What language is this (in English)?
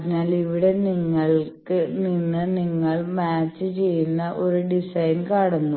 Malayalam